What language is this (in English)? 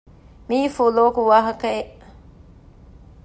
Divehi